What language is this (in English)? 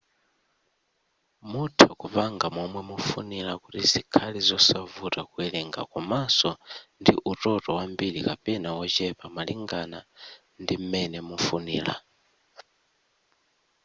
Nyanja